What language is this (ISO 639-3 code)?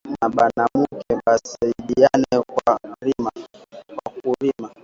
swa